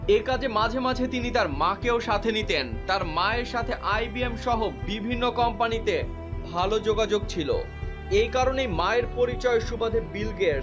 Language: Bangla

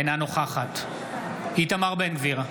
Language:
Hebrew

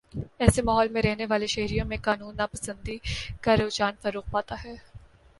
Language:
Urdu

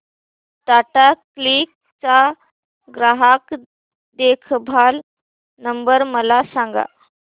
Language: Marathi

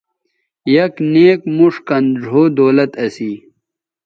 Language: Bateri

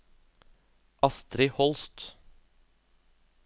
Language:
Norwegian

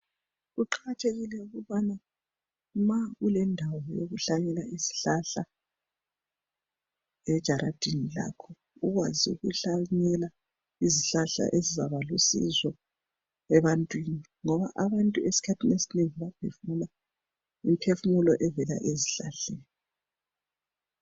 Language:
North Ndebele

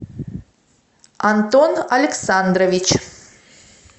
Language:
Russian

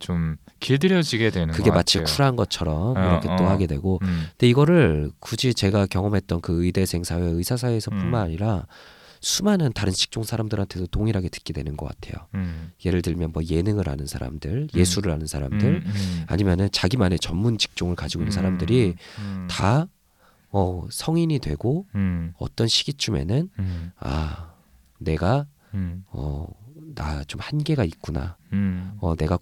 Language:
Korean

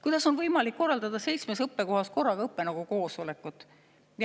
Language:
Estonian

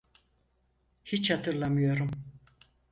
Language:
Turkish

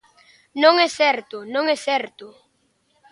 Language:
Galician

